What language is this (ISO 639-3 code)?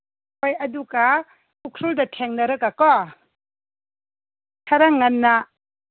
mni